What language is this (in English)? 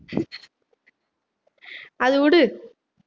Tamil